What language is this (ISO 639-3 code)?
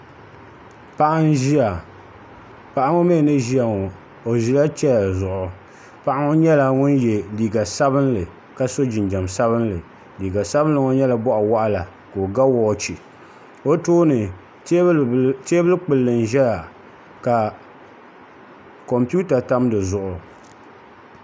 dag